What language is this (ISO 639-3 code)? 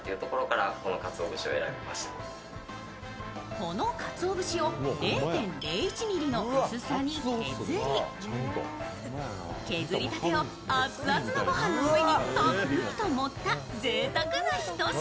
jpn